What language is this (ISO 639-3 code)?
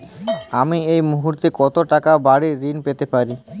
ben